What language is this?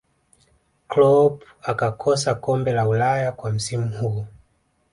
Swahili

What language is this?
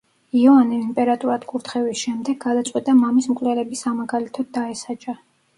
Georgian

